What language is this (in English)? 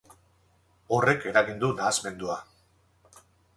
Basque